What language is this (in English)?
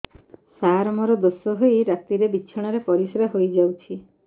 Odia